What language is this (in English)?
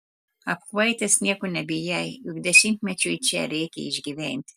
Lithuanian